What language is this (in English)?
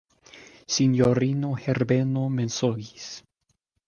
Esperanto